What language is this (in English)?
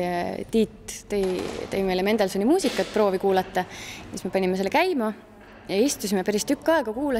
Finnish